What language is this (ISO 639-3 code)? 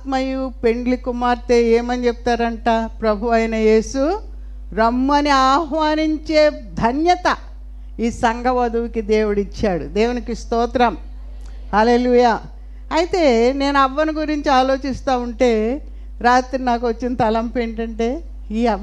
tel